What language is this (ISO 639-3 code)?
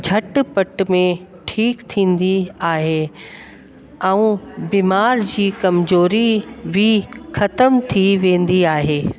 snd